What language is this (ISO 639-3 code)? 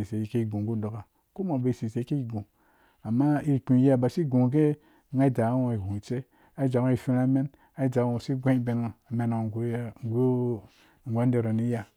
ldb